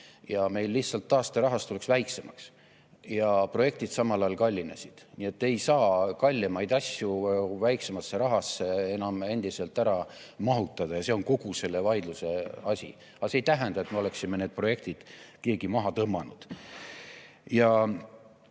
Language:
Estonian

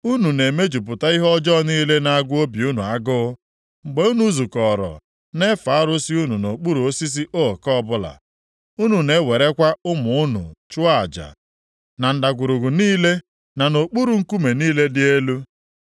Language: Igbo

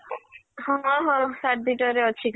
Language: Odia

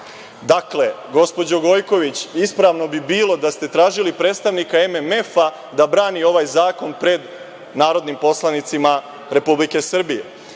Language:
Serbian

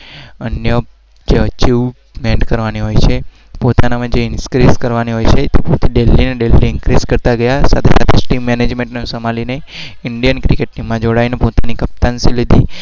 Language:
Gujarati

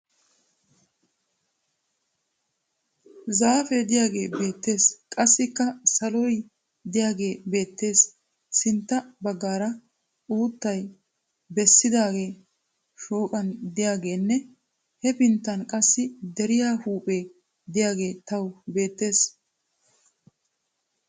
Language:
Wolaytta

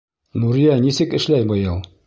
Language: Bashkir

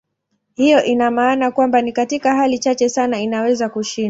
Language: Swahili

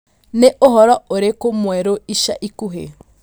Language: Kikuyu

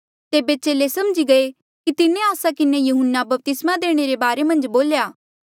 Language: Mandeali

